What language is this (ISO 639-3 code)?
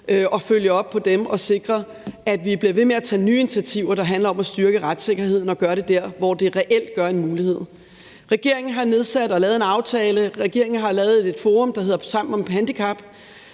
dan